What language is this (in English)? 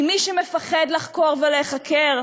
Hebrew